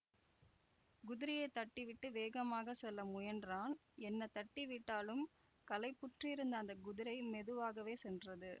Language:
Tamil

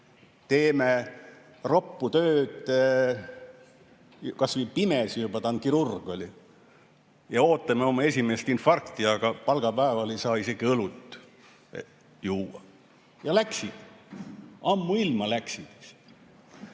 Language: Estonian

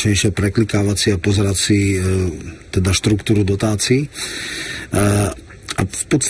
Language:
Slovak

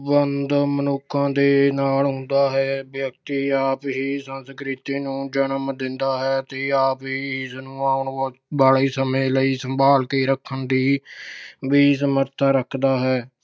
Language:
Punjabi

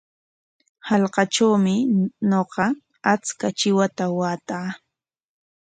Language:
Corongo Ancash Quechua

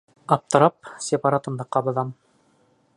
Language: Bashkir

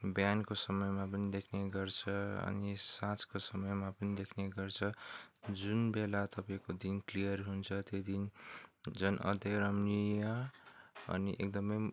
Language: Nepali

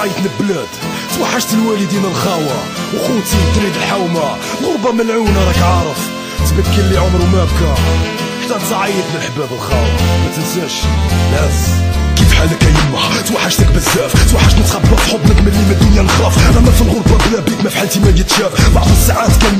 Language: Arabic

